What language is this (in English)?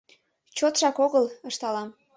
Mari